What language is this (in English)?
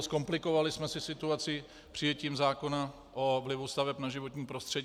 Czech